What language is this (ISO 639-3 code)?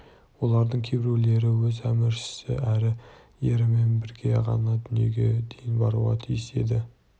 kaz